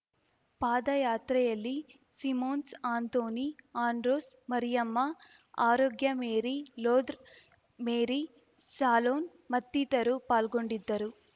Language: Kannada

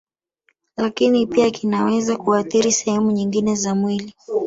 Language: Swahili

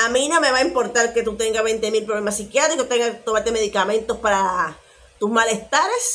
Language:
Spanish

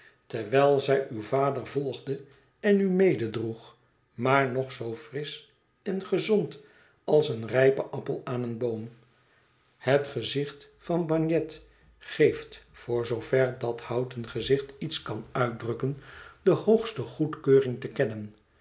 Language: Dutch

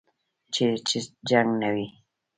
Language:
Pashto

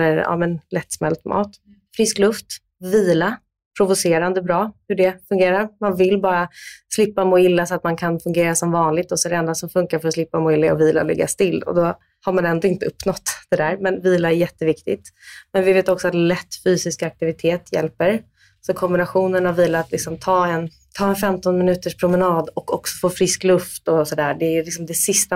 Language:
Swedish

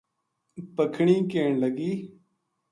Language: Gujari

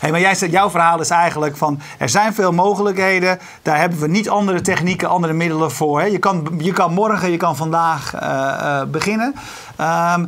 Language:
Dutch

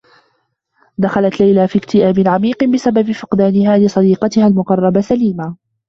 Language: Arabic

